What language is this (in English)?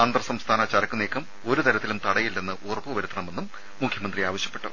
Malayalam